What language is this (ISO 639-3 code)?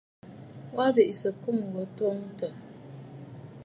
bfd